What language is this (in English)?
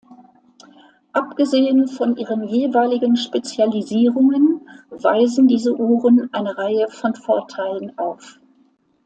German